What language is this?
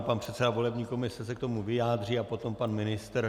Czech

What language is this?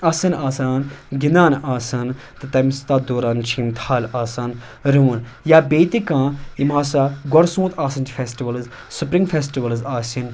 Kashmiri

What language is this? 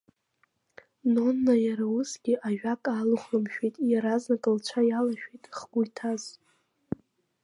Abkhazian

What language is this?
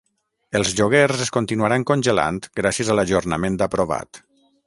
Catalan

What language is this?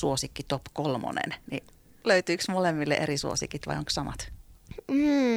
Finnish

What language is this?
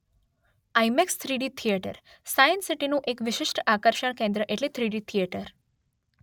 Gujarati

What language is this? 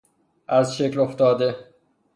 Persian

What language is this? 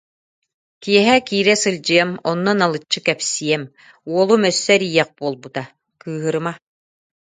Yakut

